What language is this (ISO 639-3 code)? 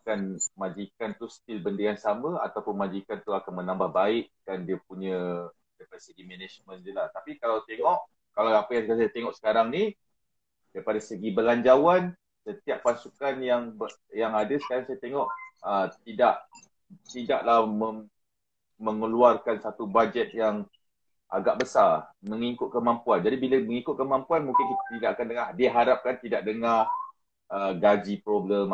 msa